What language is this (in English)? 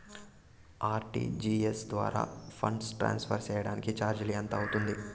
Telugu